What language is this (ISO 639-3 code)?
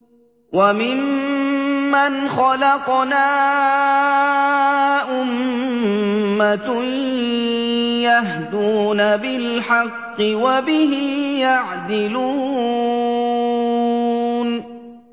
ara